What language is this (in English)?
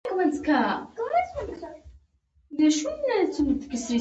Pashto